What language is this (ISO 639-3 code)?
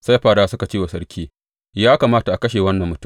hau